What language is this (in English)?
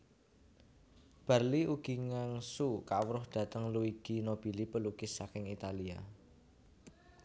Javanese